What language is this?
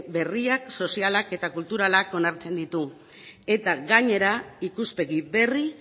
Basque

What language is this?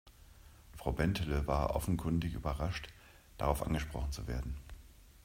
German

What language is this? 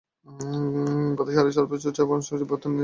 Bangla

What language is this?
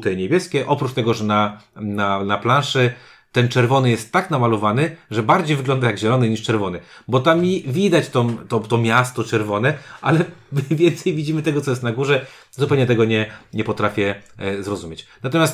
Polish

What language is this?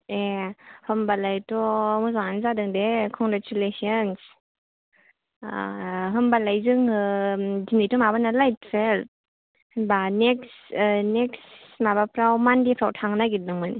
Bodo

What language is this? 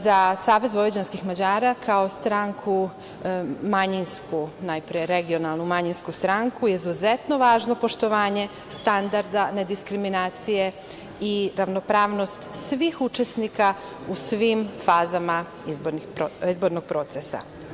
Serbian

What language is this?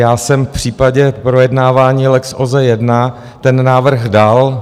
Czech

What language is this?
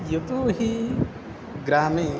Sanskrit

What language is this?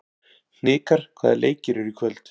Icelandic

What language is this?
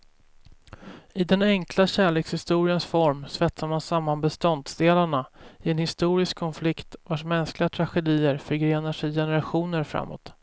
Swedish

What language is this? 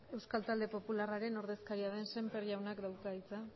Basque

